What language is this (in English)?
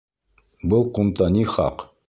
Bashkir